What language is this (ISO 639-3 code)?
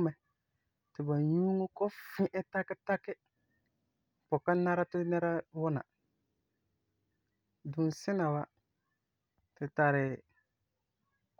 gur